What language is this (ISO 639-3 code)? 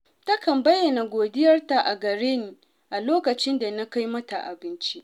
hau